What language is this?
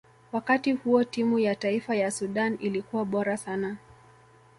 Swahili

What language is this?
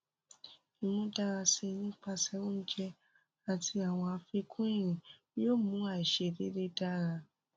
Yoruba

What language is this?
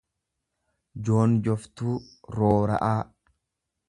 Oromo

